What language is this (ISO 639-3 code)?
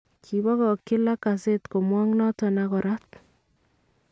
kln